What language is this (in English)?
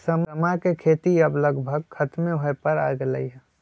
Magahi